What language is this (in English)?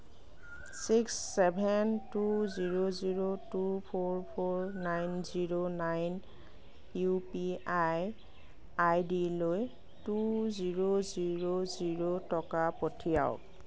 Assamese